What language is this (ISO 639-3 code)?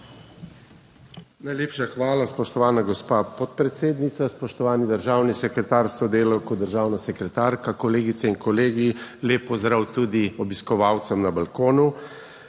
slv